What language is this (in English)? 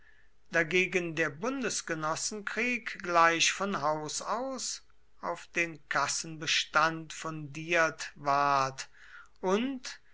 German